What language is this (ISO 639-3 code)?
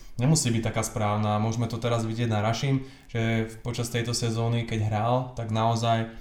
slk